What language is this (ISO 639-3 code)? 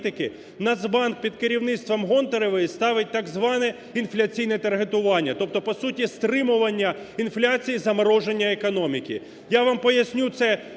ukr